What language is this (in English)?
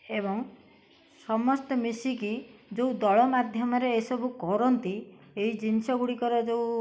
Odia